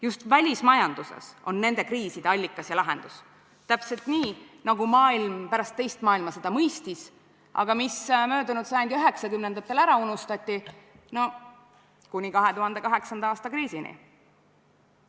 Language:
Estonian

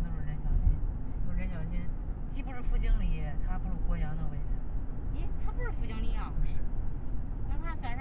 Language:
Chinese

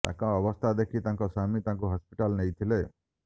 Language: Odia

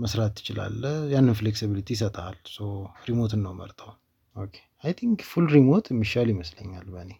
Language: Amharic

